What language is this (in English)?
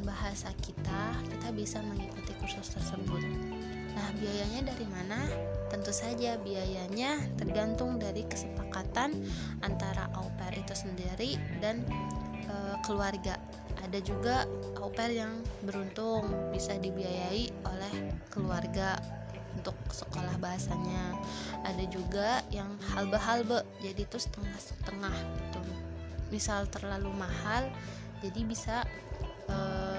Indonesian